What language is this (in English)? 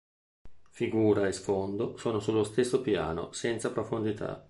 Italian